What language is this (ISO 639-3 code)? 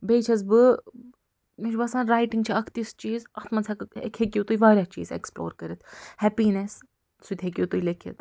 kas